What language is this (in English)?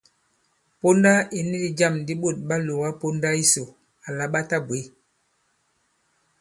Bankon